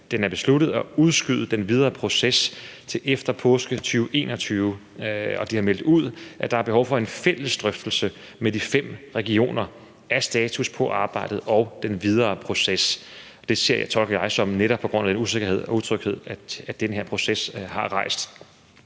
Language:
Danish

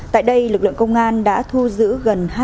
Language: Vietnamese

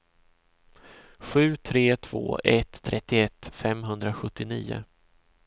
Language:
Swedish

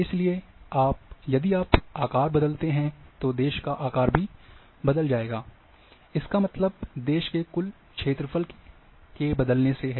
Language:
Hindi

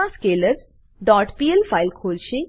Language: Gujarati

